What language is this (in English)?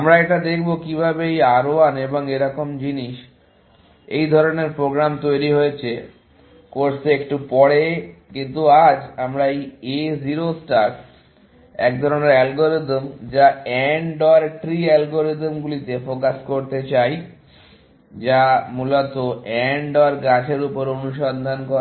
Bangla